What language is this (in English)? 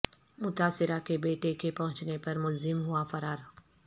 Urdu